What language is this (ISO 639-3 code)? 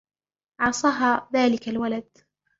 ara